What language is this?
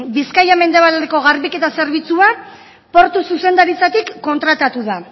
Basque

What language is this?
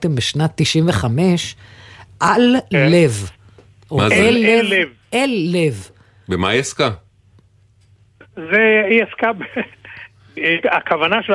Hebrew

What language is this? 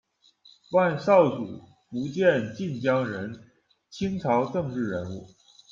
Chinese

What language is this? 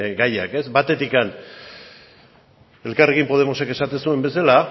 Basque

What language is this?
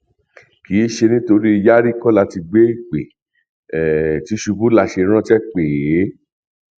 Yoruba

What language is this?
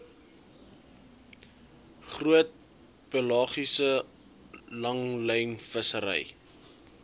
Afrikaans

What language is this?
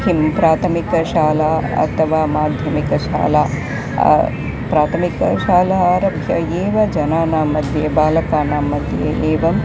Sanskrit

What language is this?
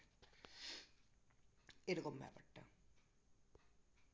Bangla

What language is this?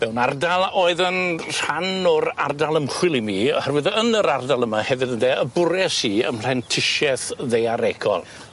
Welsh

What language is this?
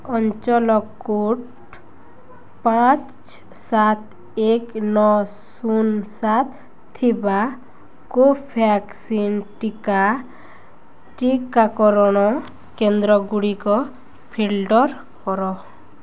Odia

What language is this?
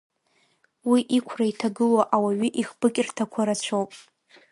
Abkhazian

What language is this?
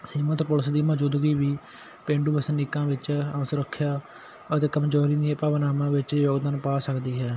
Punjabi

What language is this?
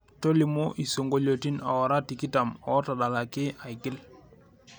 Masai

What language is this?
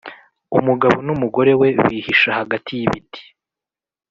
Kinyarwanda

